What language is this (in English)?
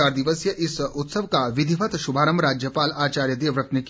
Hindi